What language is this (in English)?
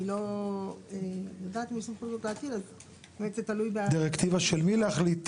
Hebrew